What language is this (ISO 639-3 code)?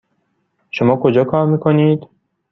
fas